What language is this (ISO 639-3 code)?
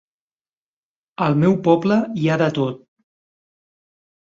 cat